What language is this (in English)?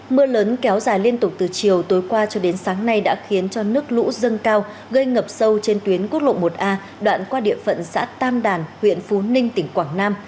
Vietnamese